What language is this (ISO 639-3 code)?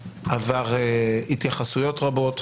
heb